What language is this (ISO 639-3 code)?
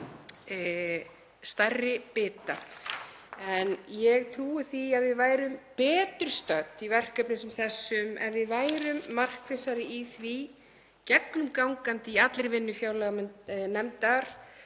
isl